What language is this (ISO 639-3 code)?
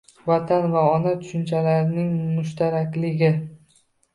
uzb